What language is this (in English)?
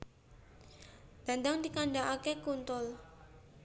Javanese